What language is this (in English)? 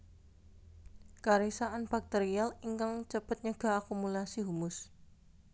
Javanese